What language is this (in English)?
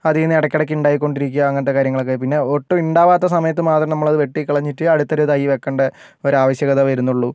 Malayalam